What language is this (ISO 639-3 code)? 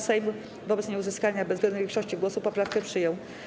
pol